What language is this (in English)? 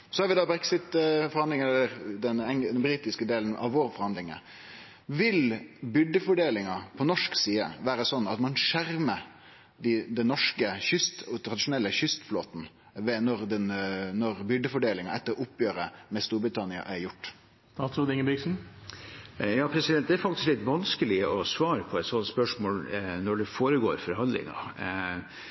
Norwegian